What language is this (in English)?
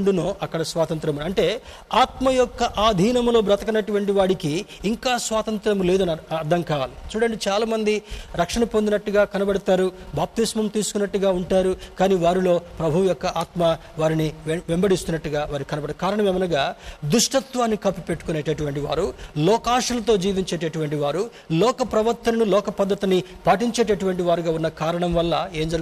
Telugu